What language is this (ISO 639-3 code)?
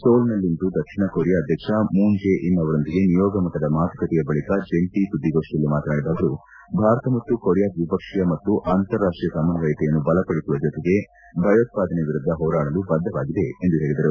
kan